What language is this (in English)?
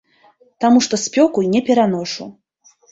Belarusian